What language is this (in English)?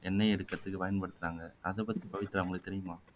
Tamil